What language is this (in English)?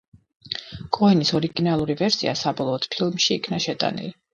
Georgian